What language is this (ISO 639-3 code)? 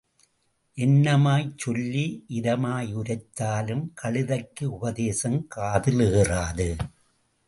tam